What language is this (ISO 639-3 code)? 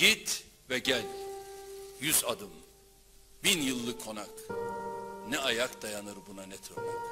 tur